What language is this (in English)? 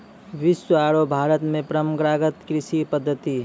Maithili